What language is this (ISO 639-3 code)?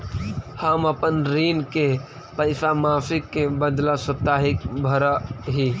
mag